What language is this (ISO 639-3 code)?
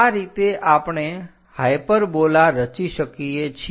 guj